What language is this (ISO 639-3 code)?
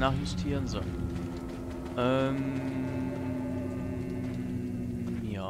deu